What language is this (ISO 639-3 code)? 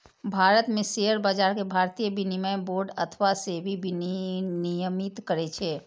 mai